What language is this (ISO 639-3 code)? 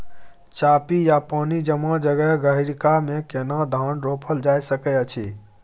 mai